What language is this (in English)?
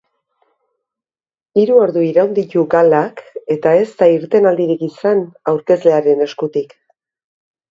Basque